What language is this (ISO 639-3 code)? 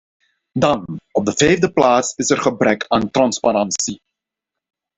nld